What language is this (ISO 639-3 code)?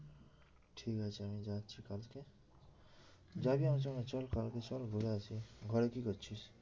ben